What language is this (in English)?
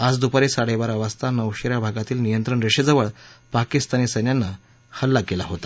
Marathi